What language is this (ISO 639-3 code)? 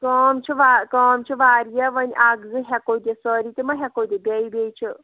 kas